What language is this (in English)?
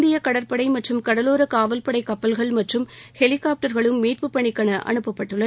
Tamil